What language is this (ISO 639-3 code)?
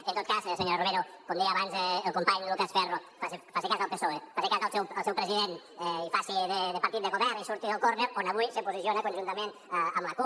cat